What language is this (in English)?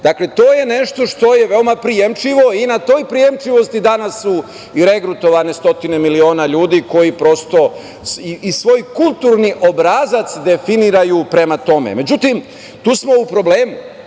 Serbian